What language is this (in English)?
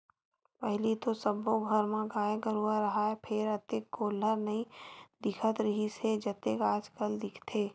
Chhattisgarhi